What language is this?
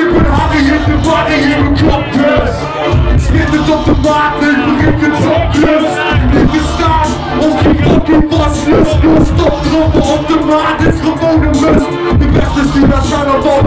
Dutch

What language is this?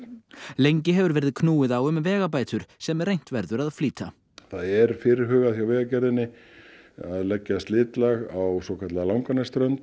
Icelandic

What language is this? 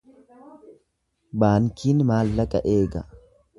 Oromo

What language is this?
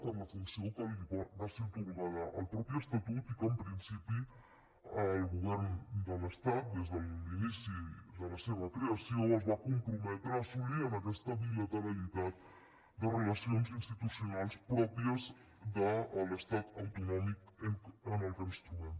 Catalan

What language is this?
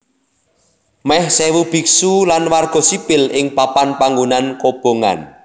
Javanese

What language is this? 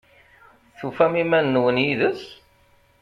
Kabyle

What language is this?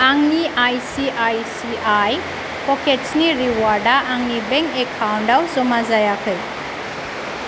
Bodo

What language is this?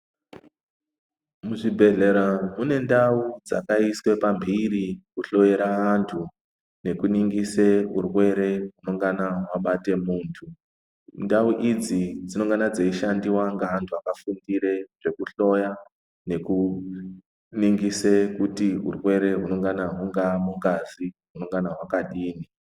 Ndau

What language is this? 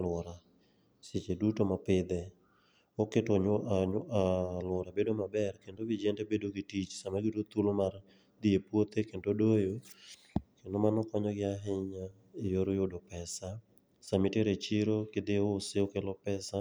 Luo (Kenya and Tanzania)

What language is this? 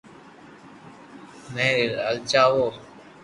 Loarki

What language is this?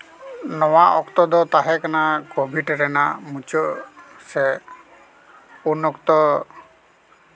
Santali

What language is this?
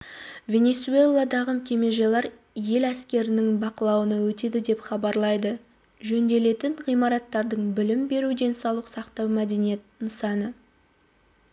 Kazakh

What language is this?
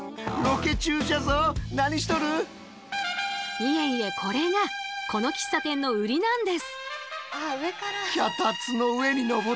Japanese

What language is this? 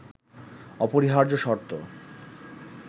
Bangla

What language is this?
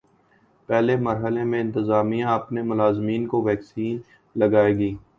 Urdu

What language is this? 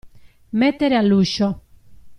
Italian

